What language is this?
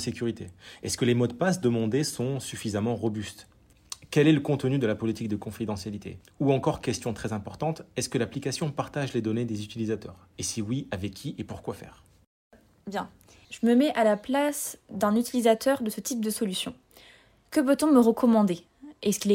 French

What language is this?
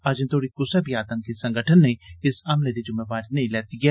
Dogri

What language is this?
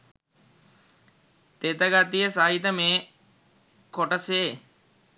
Sinhala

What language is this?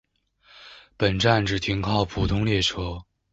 Chinese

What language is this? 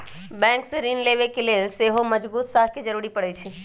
Magahi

